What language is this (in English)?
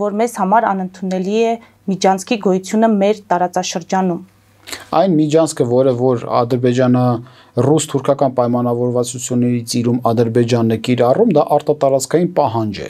Romanian